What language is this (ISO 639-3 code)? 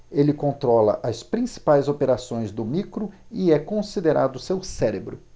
por